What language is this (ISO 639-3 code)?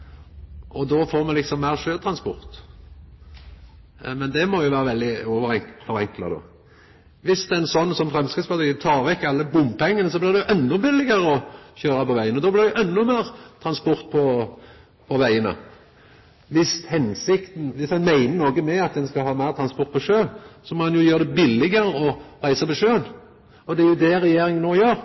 nno